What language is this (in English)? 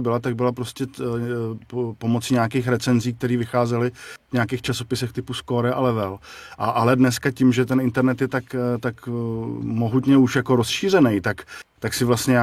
Czech